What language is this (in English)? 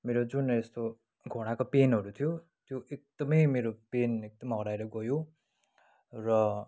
Nepali